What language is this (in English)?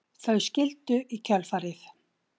Icelandic